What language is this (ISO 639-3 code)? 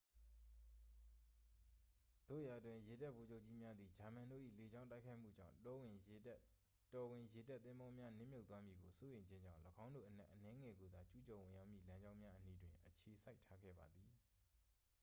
mya